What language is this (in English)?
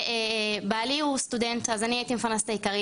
Hebrew